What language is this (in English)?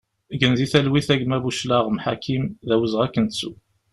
Kabyle